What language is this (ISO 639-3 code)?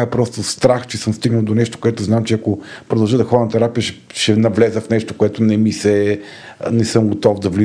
bul